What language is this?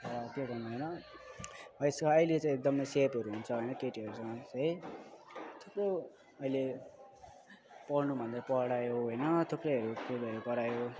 Nepali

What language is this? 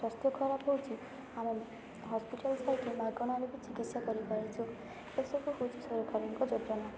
Odia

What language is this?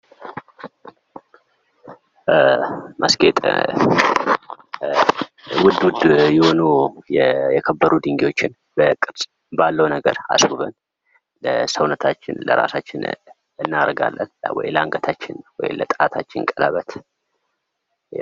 Amharic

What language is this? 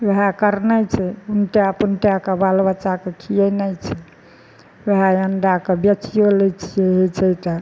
Maithili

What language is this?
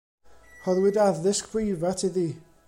Welsh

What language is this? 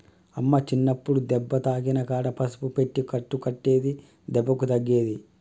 Telugu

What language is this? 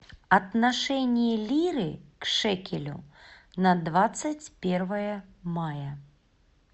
Russian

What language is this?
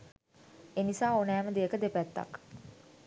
Sinhala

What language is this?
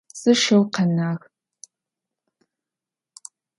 Adyghe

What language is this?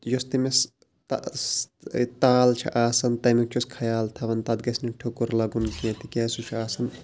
Kashmiri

